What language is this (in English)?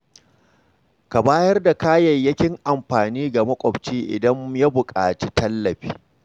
Hausa